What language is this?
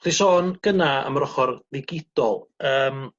Welsh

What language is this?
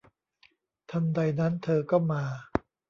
Thai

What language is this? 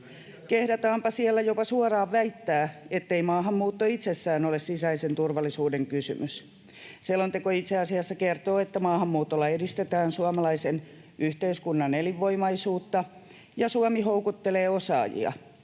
Finnish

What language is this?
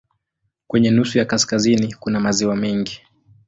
Swahili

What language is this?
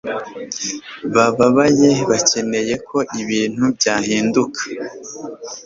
Kinyarwanda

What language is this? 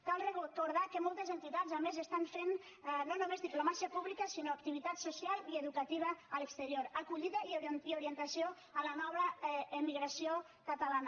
Catalan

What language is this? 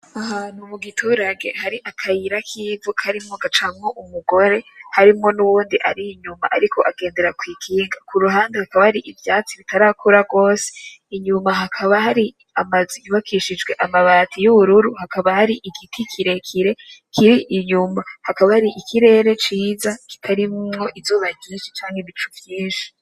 Rundi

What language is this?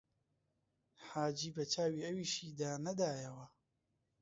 Central Kurdish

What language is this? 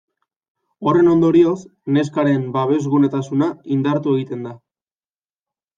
Basque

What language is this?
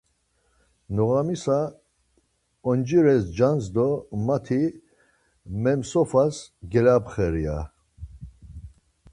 Laz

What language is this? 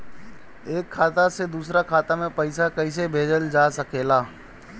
Bhojpuri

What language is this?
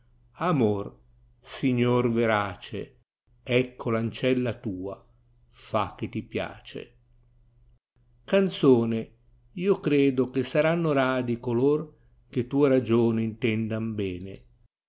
Italian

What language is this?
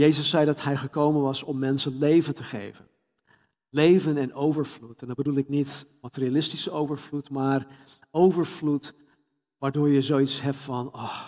Dutch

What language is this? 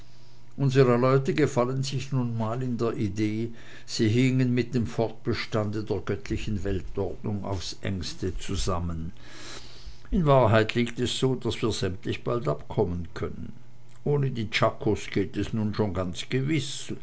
German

